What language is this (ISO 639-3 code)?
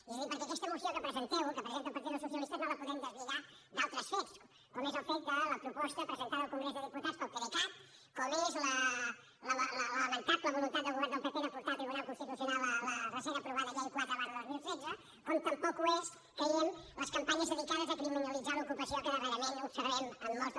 cat